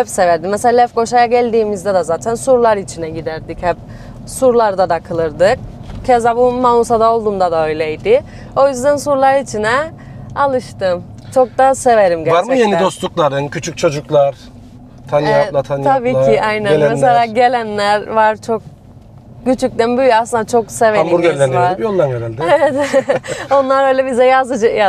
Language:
Turkish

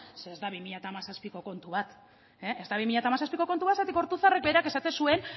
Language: Basque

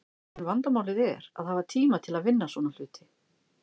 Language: Icelandic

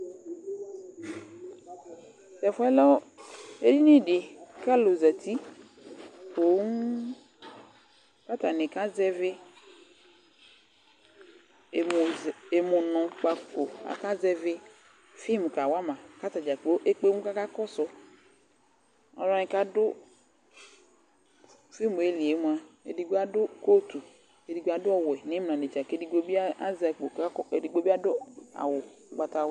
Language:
Ikposo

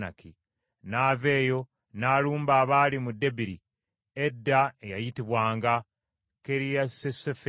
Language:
Ganda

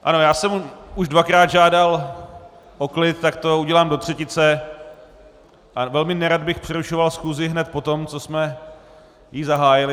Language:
Czech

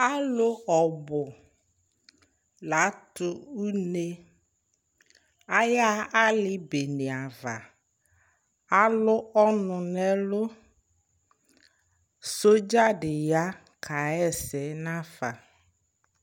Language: Ikposo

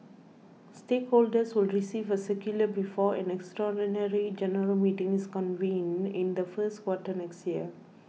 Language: English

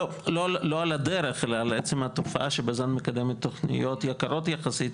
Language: Hebrew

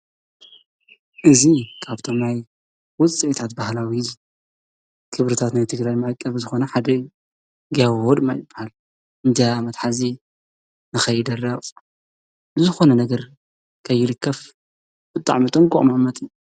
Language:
Tigrinya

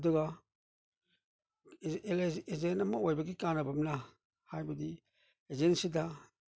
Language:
Manipuri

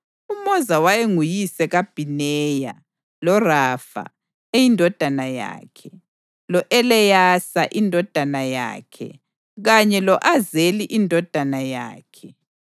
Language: North Ndebele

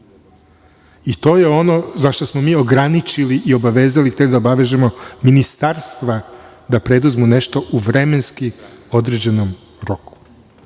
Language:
Serbian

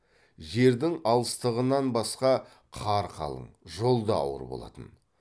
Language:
Kazakh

